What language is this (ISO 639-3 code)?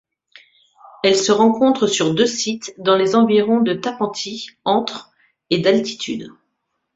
fra